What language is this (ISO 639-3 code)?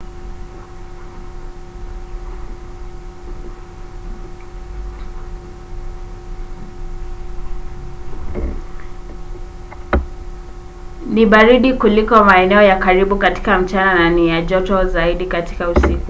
swa